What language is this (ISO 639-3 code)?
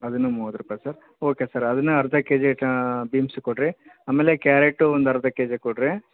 kan